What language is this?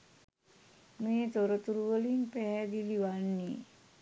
Sinhala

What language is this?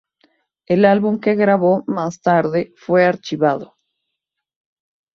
Spanish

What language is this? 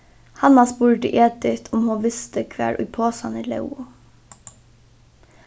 Faroese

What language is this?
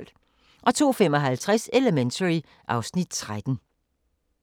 Danish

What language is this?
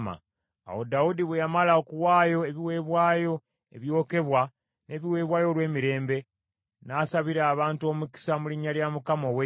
Ganda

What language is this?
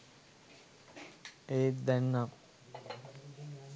Sinhala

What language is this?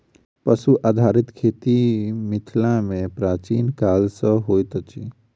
Maithili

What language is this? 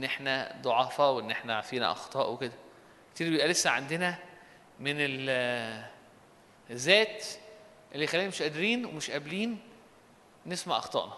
Arabic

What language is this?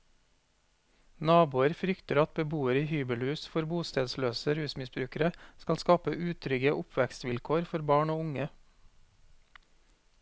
Norwegian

